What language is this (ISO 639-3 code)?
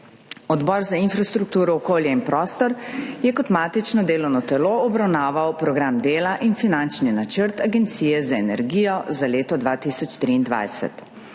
slv